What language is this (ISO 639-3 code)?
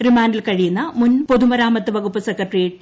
mal